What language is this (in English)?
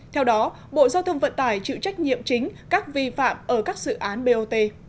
Vietnamese